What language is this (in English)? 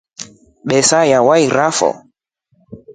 Rombo